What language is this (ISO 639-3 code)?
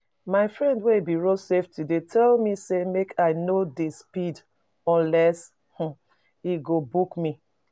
pcm